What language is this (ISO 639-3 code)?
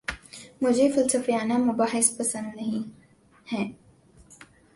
urd